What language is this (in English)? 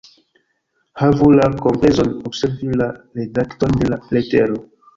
Esperanto